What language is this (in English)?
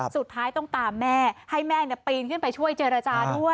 Thai